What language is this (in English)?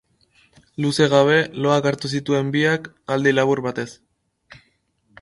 Basque